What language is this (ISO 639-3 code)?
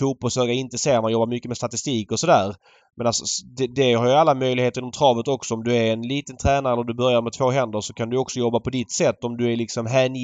swe